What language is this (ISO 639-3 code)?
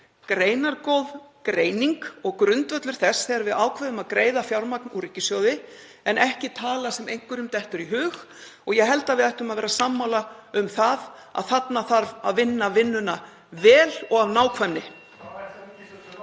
isl